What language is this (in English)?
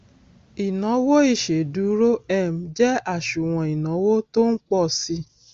Yoruba